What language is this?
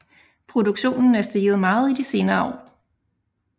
Danish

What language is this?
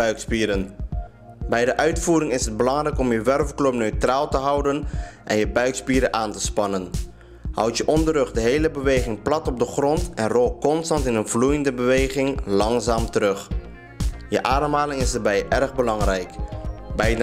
Dutch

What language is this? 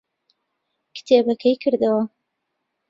Central Kurdish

